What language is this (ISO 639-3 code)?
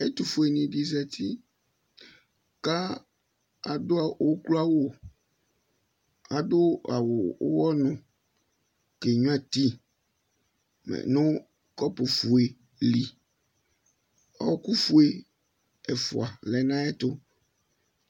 kpo